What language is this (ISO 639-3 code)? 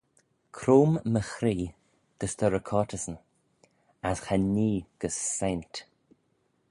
glv